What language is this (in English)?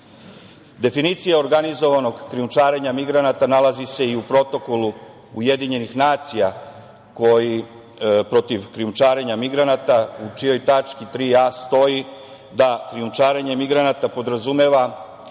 Serbian